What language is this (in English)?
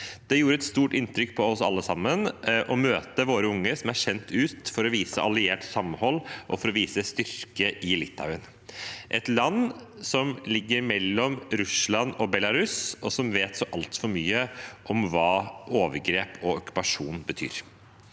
Norwegian